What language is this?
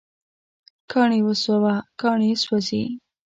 Pashto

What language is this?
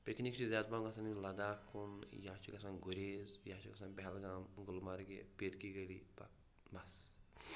Kashmiri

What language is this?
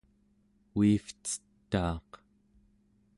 Central Yupik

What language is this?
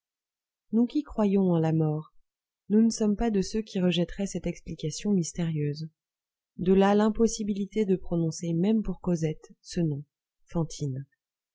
French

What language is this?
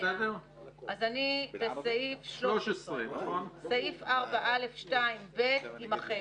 Hebrew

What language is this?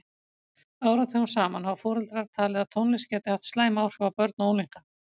Icelandic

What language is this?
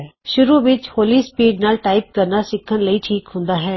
Punjabi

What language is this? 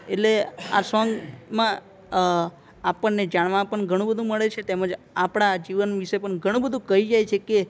Gujarati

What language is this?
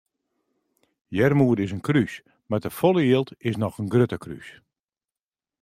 Western Frisian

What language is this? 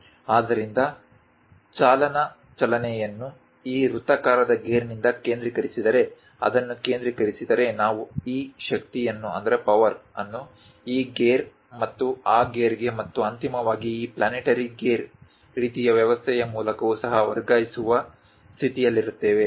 Kannada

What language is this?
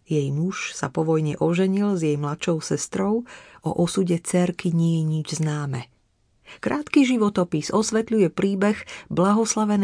Slovak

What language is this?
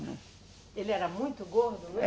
Portuguese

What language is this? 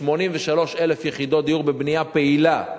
Hebrew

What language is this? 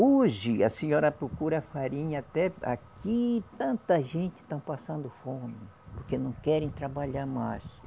Portuguese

